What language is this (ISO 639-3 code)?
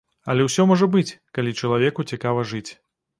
bel